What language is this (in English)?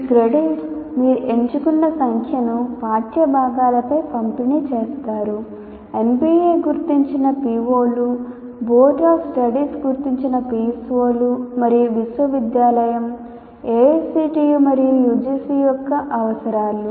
Telugu